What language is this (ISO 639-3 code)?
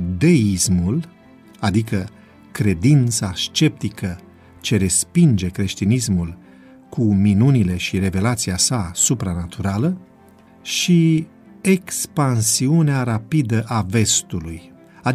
ron